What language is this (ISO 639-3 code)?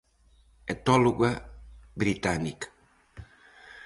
glg